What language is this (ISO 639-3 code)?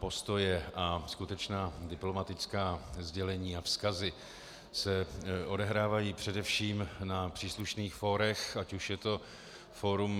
ces